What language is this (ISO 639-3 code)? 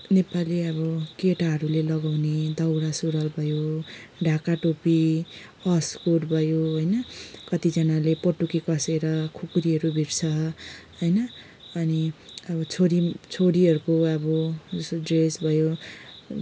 nep